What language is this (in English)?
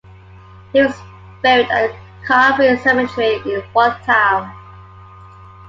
English